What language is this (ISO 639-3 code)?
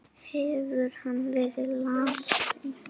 isl